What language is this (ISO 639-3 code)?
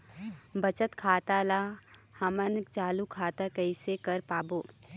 hne